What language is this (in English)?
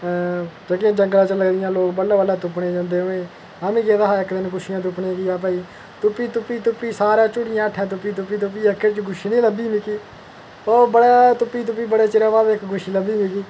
Dogri